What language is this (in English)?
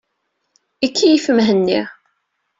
Kabyle